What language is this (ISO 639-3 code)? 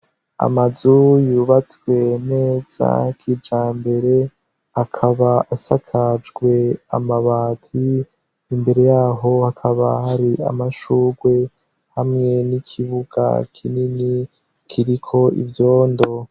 run